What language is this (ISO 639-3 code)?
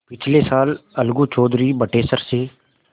hin